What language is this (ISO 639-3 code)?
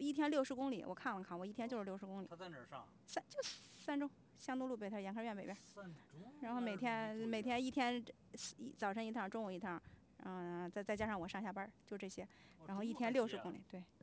zho